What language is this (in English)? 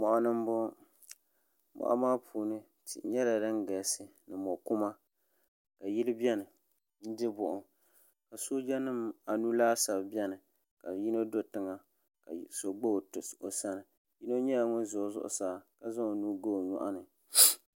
Dagbani